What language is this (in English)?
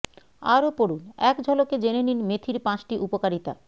Bangla